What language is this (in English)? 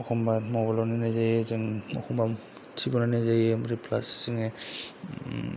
Bodo